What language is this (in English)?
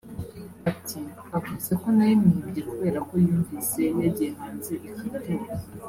Kinyarwanda